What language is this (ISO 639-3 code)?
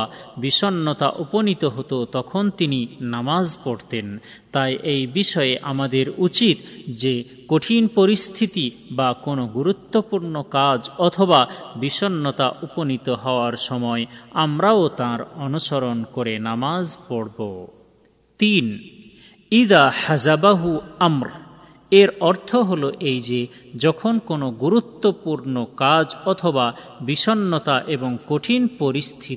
ben